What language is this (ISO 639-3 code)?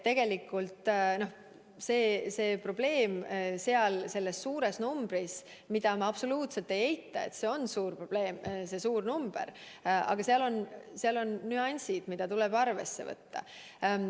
est